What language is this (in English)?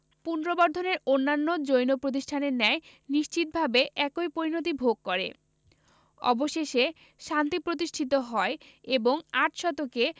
Bangla